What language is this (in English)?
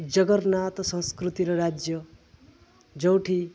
Odia